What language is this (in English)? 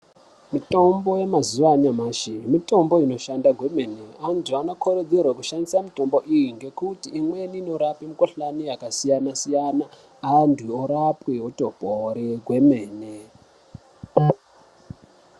Ndau